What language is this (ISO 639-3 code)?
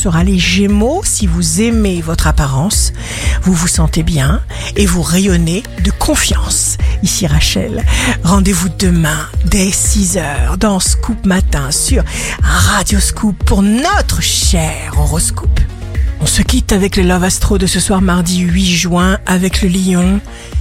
fra